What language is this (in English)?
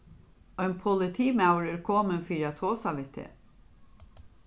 Faroese